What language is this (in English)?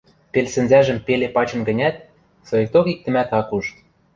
Western Mari